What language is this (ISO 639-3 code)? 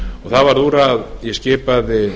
isl